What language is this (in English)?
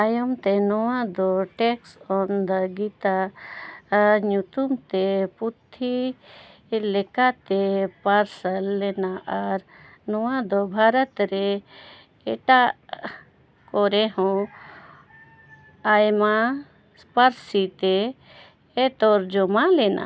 Santali